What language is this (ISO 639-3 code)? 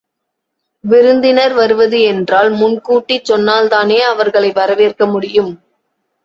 tam